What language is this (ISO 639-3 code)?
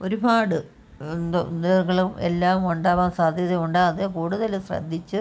mal